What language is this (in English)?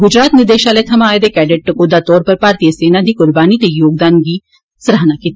Dogri